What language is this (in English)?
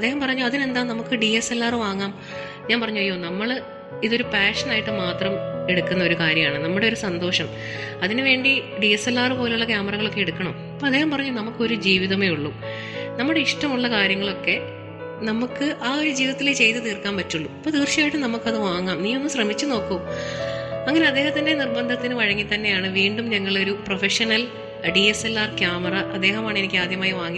Malayalam